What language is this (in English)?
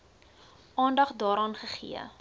Afrikaans